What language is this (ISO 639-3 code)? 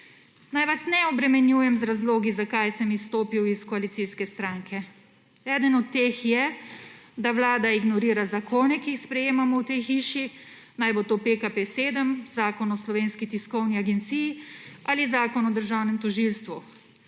slv